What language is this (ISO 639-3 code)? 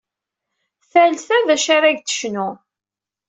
kab